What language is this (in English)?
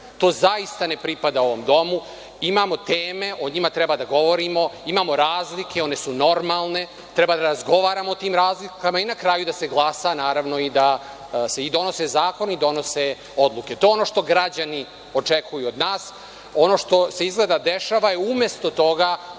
Serbian